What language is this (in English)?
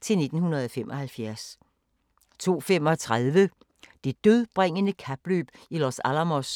Danish